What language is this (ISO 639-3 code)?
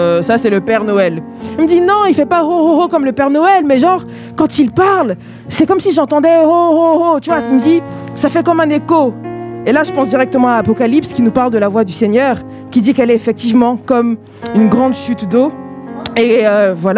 fra